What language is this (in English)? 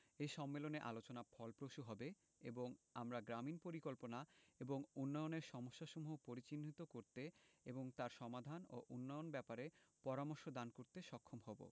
Bangla